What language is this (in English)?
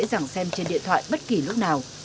Vietnamese